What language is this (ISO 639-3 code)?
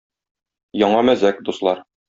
tat